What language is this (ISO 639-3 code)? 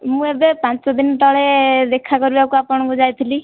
ori